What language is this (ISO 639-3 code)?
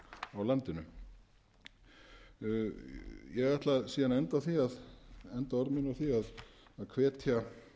isl